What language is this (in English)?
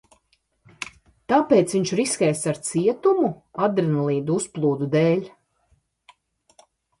Latvian